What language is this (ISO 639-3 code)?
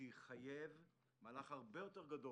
heb